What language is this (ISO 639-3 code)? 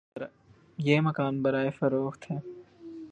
urd